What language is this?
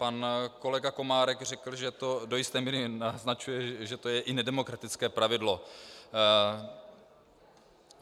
Czech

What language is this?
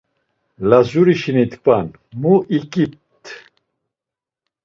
Laz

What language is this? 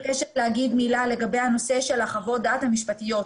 Hebrew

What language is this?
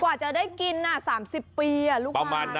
Thai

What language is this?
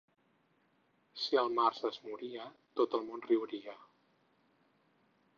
Catalan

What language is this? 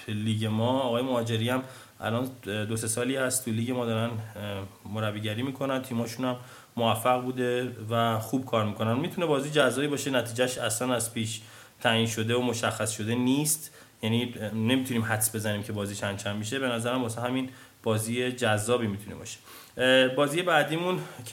Persian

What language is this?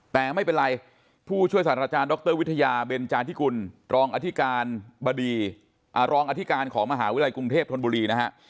Thai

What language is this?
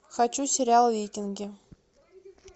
Russian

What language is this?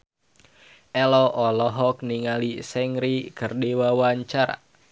Sundanese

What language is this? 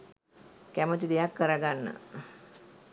Sinhala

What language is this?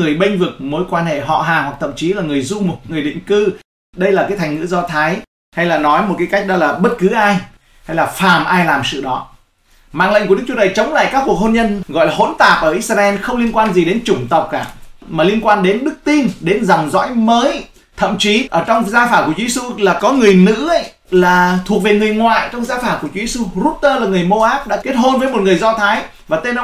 Vietnamese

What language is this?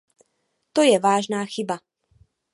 Czech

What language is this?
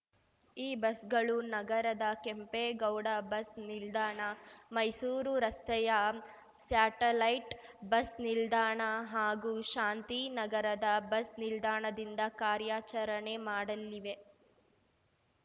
Kannada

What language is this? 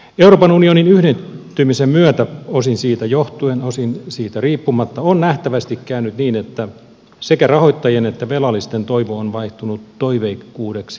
Finnish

